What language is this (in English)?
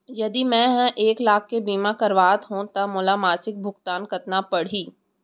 Chhattisgarhi